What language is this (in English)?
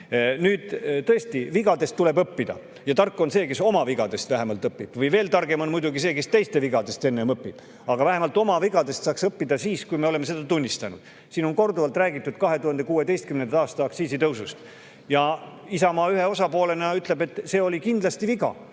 Estonian